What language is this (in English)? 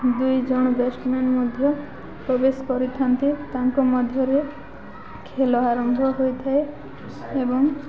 Odia